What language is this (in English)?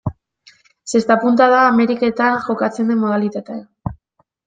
Basque